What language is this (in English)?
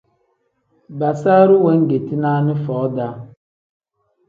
Tem